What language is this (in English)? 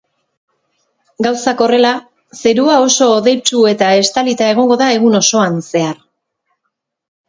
Basque